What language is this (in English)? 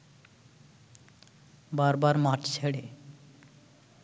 Bangla